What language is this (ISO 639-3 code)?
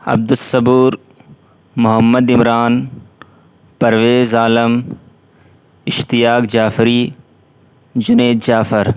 urd